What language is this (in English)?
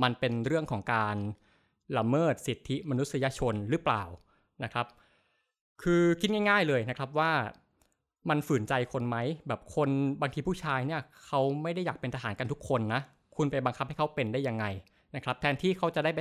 Thai